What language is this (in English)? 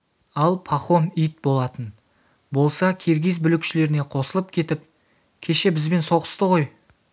Kazakh